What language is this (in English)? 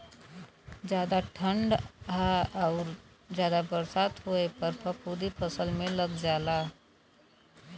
Bhojpuri